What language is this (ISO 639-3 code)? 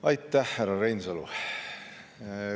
est